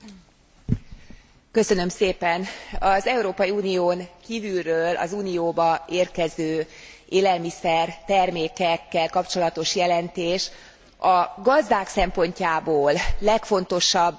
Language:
Hungarian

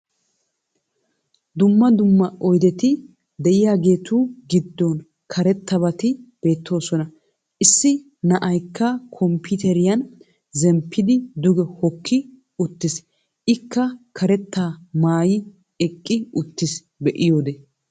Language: Wolaytta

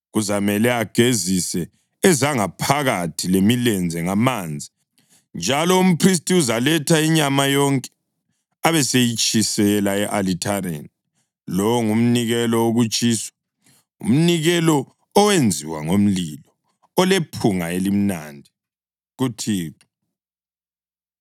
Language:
North Ndebele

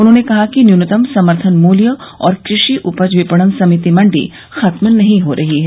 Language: Hindi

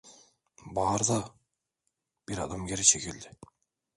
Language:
Turkish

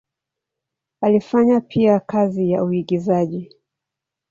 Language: Swahili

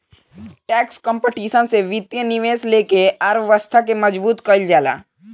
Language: Bhojpuri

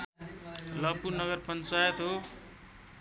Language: Nepali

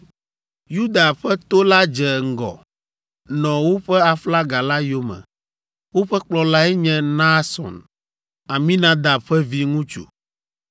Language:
Ewe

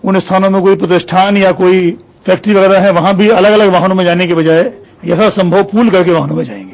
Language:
Hindi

